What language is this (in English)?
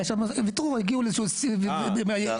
Hebrew